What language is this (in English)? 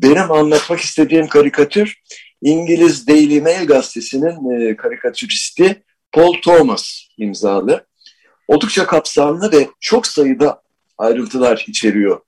Turkish